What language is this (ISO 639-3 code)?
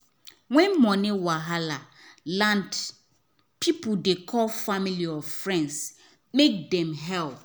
pcm